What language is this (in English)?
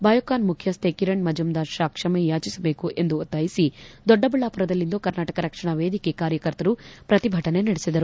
Kannada